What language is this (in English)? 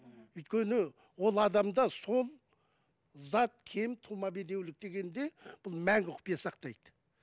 Kazakh